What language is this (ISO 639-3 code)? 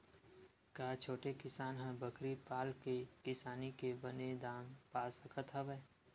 hne